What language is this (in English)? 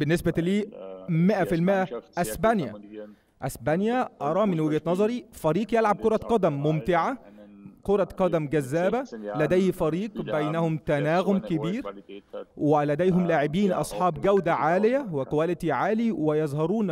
Arabic